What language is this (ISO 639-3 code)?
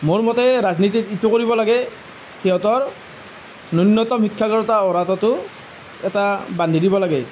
asm